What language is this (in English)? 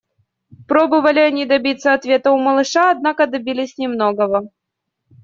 Russian